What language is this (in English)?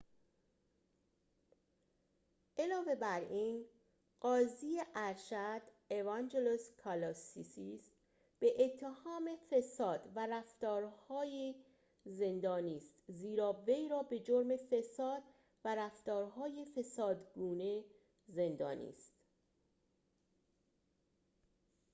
Persian